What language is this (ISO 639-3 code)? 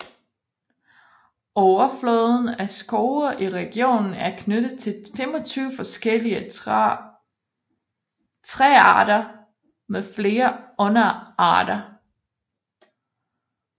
dan